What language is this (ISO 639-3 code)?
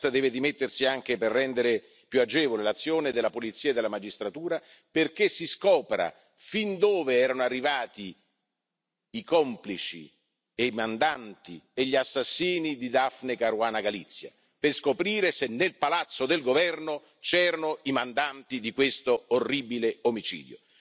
ita